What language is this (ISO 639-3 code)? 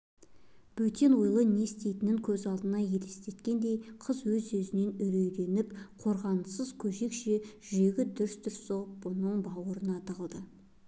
kaz